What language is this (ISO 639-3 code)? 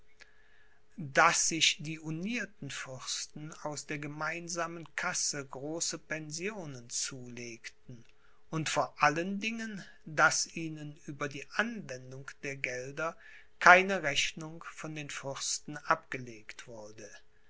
deu